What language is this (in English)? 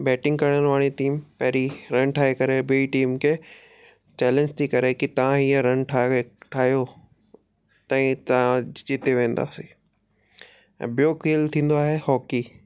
Sindhi